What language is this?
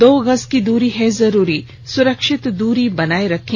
Hindi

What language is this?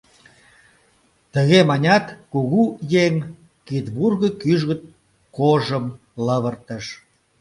Mari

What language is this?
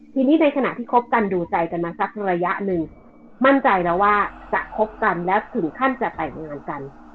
Thai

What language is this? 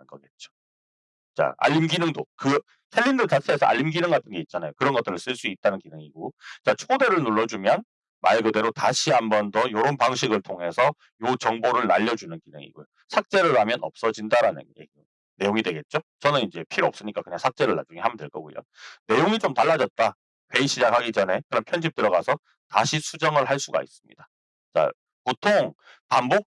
Korean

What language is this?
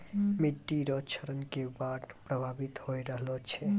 Maithili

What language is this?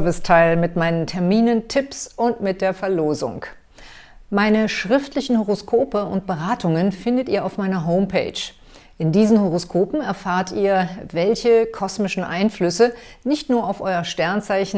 German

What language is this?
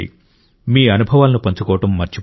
Telugu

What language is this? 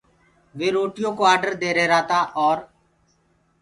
Gurgula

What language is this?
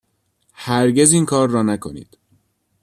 Persian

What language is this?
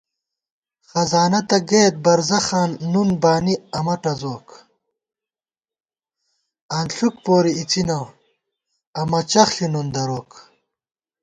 Gawar-Bati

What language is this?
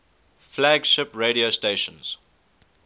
English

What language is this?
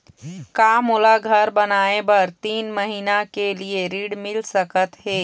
Chhattisgarhi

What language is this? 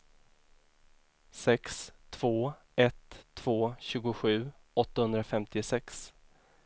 Swedish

